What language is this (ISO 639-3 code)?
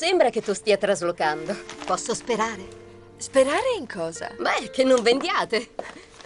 ita